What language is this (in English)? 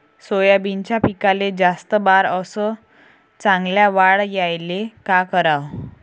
Marathi